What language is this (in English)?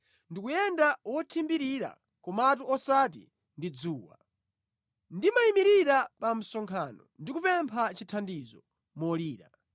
Nyanja